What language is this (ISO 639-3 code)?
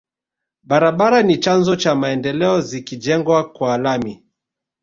swa